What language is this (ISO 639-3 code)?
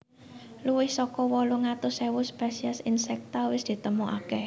jav